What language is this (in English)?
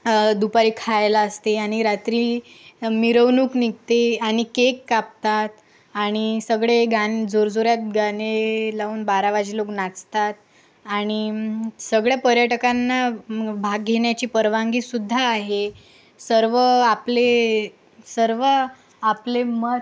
Marathi